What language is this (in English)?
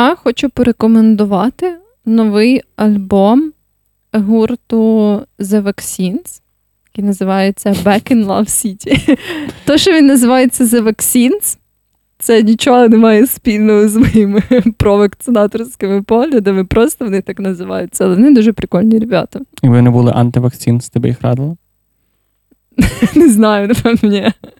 Ukrainian